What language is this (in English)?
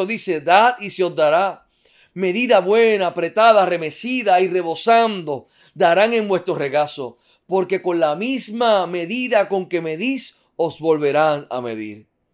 Spanish